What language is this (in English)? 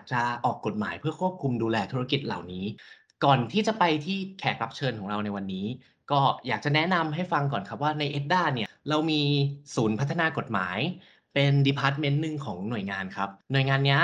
Thai